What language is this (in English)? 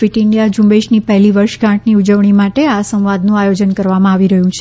Gujarati